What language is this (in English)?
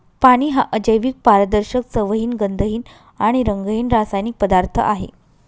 Marathi